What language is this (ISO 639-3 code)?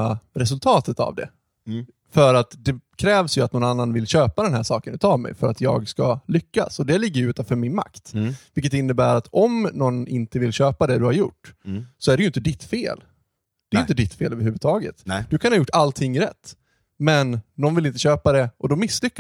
swe